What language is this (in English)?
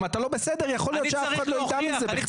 Hebrew